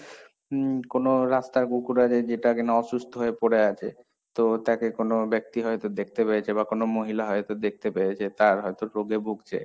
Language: Bangla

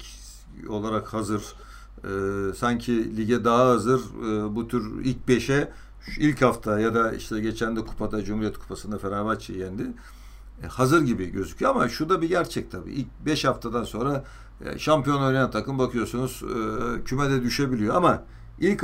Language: Turkish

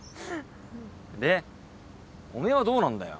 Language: Japanese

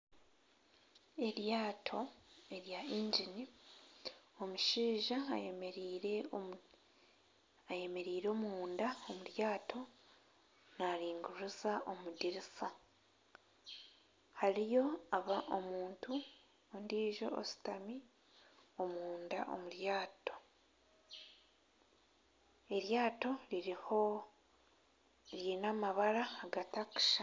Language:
Nyankole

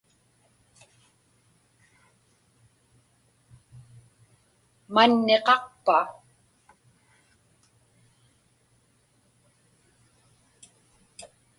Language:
Inupiaq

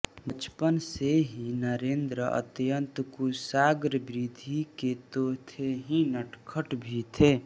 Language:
Hindi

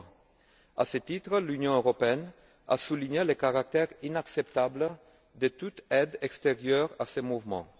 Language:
French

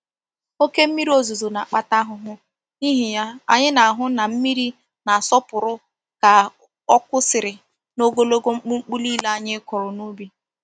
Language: Igbo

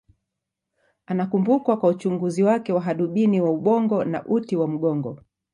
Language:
Swahili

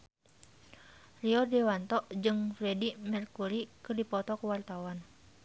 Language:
Sundanese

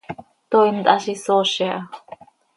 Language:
Seri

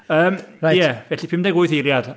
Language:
Welsh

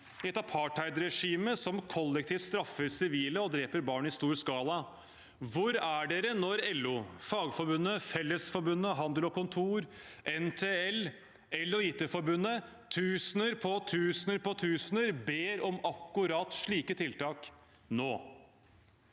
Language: Norwegian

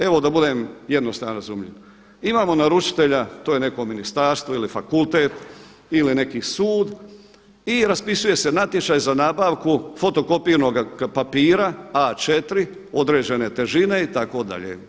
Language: Croatian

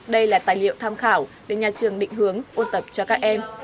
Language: Vietnamese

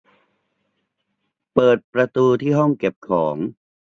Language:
Thai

